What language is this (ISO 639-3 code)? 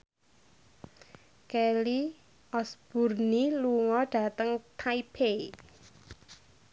jav